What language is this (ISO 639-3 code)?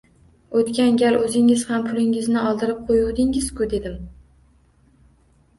uzb